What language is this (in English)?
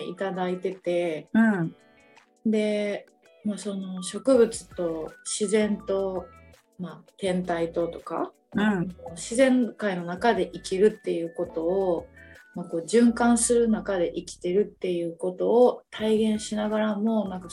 Japanese